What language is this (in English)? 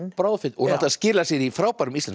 Icelandic